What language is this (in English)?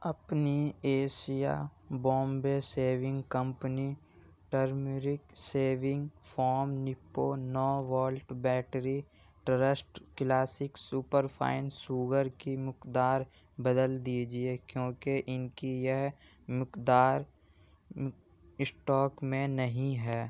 Urdu